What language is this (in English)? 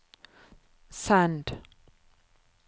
Norwegian